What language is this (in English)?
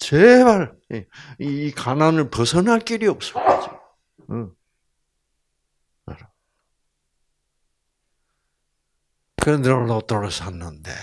Korean